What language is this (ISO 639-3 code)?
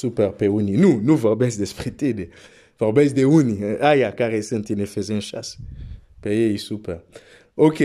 ron